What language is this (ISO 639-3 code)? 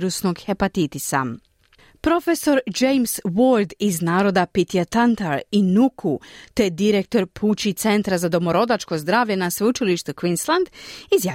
hrv